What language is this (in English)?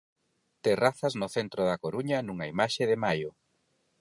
Galician